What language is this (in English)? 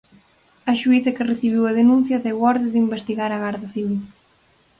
Galician